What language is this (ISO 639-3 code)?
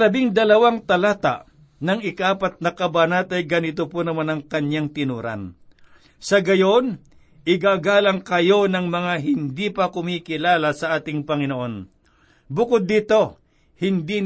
fil